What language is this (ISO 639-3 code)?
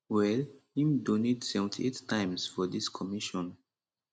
pcm